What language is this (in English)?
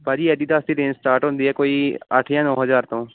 Punjabi